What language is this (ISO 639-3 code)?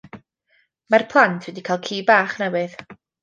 cym